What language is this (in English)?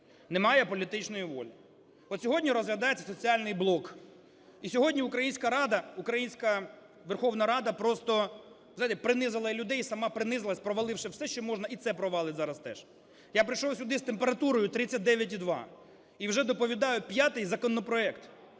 Ukrainian